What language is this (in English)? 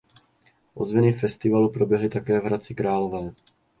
Czech